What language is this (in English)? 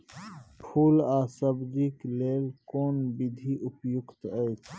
Maithili